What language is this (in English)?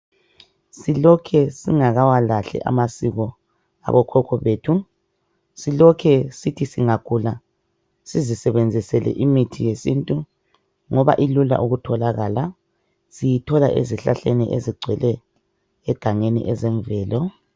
North Ndebele